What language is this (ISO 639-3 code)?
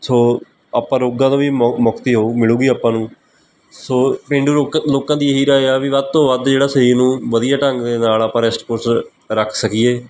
pan